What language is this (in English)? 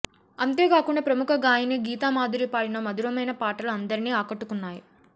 Telugu